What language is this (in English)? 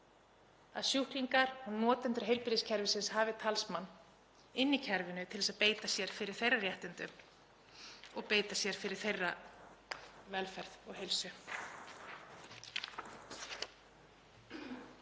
Icelandic